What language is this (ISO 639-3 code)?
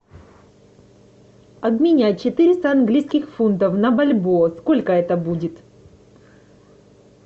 rus